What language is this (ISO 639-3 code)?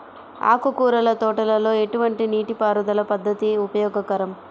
tel